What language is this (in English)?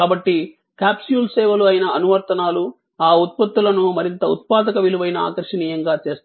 Telugu